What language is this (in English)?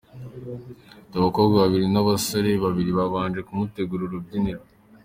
Kinyarwanda